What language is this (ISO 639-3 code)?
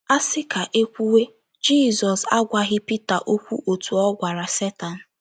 ibo